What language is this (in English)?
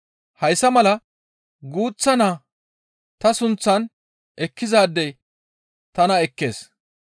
Gamo